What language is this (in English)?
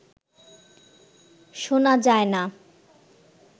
Bangla